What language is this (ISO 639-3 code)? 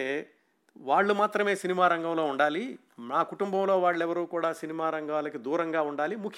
tel